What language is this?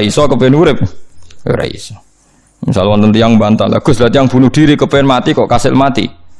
Indonesian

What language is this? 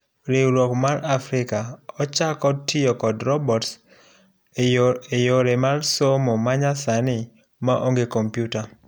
Luo (Kenya and Tanzania)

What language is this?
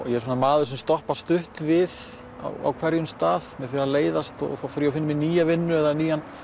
Icelandic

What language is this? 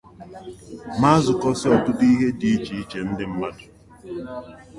Igbo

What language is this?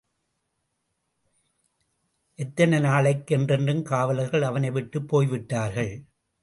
Tamil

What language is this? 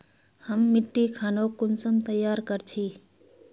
Magahi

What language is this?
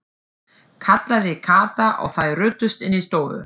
Icelandic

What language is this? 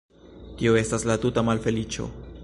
Esperanto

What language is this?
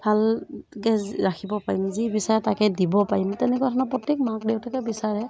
Assamese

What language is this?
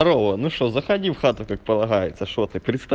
Russian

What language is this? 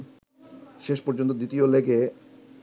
Bangla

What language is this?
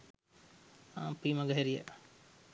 Sinhala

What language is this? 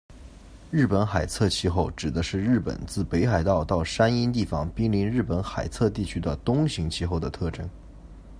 Chinese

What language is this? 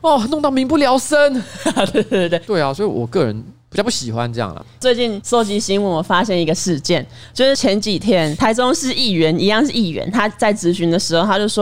Chinese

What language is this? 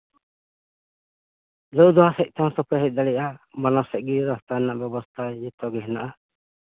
Santali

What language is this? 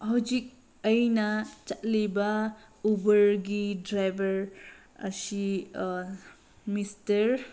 Manipuri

